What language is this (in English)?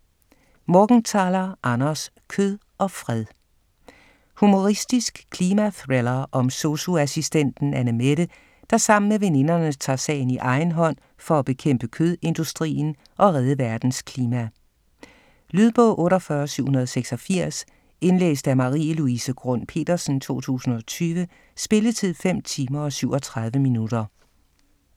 Danish